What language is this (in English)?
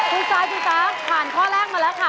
Thai